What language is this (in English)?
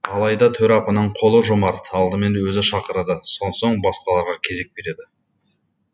Kazakh